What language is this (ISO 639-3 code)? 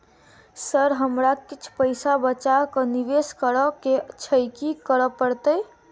mai